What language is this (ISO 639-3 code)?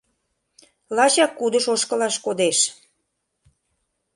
chm